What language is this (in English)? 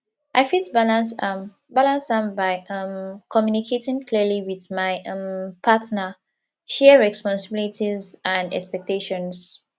Nigerian Pidgin